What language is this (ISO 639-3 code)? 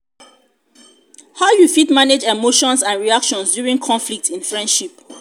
pcm